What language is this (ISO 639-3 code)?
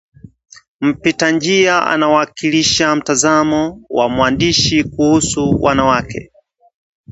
swa